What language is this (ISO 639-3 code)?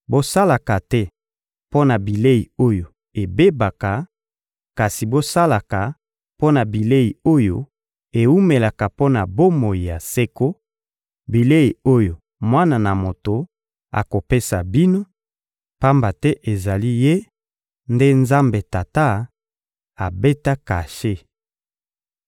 lin